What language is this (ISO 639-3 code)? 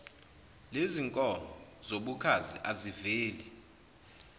zul